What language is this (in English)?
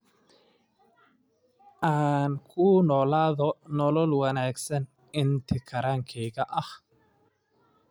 Somali